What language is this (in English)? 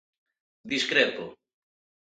Galician